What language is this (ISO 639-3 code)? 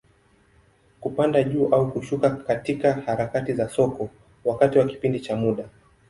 swa